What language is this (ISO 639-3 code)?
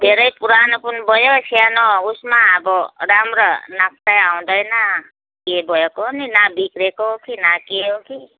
nep